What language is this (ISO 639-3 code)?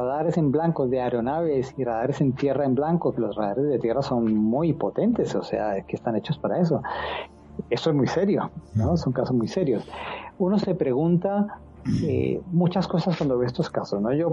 spa